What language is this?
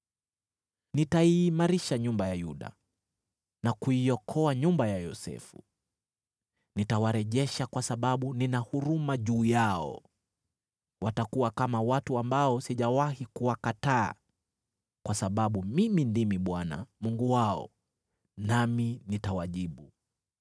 Swahili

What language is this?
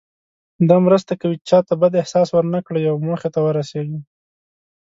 Pashto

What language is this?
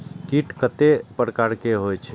Maithili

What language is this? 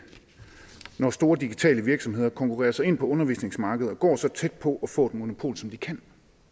Danish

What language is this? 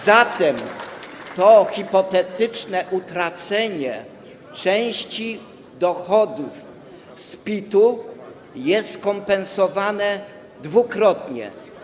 Polish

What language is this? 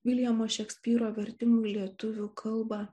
Lithuanian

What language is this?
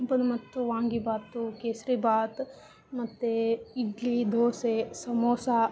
Kannada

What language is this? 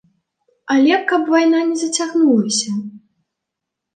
Belarusian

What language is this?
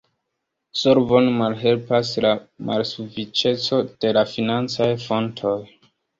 Esperanto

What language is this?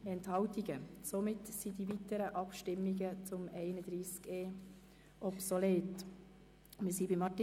Swiss German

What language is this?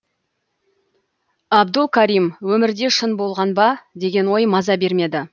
Kazakh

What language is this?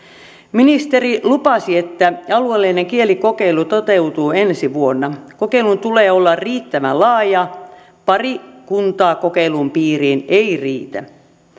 Finnish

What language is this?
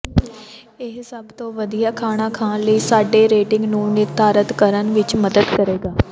Punjabi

